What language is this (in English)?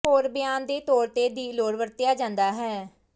Punjabi